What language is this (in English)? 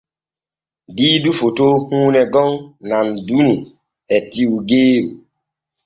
Borgu Fulfulde